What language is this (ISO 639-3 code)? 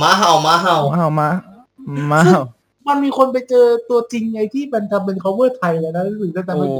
tha